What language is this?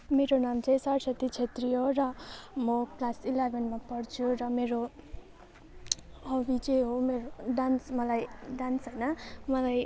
Nepali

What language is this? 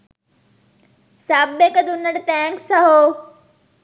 Sinhala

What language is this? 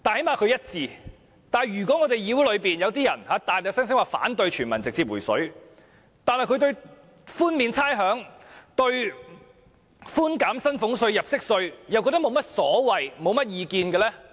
Cantonese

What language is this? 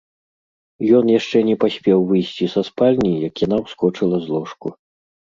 Belarusian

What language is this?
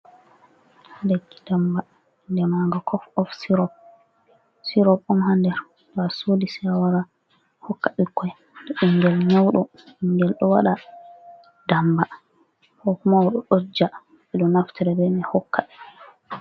Fula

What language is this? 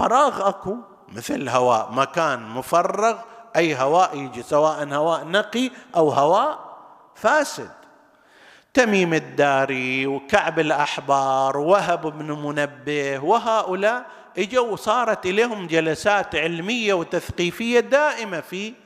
Arabic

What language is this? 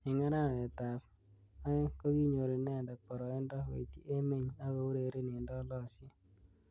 Kalenjin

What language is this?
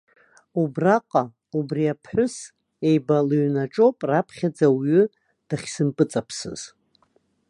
Abkhazian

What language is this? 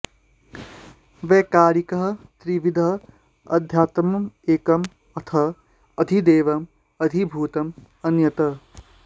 Sanskrit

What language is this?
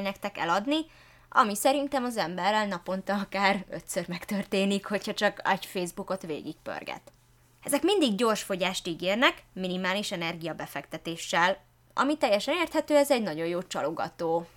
Hungarian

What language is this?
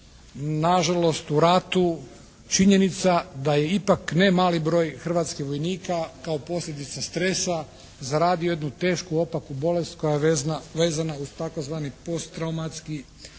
Croatian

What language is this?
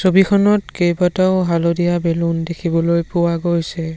Assamese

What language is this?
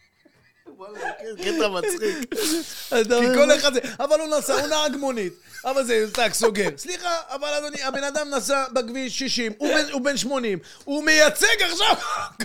Hebrew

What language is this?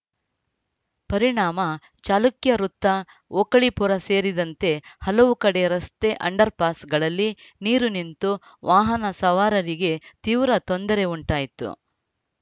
Kannada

